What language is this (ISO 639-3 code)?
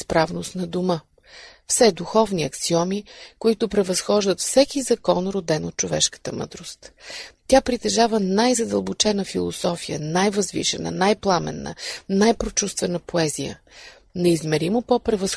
bul